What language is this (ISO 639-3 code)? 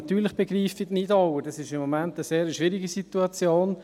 gsw